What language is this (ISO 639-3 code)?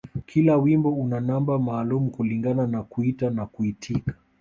swa